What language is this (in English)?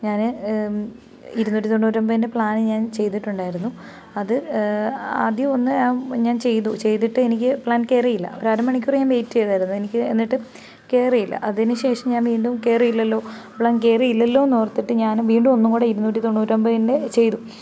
Malayalam